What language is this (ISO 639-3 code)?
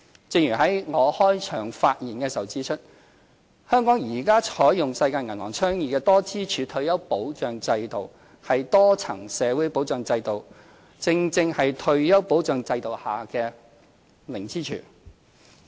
yue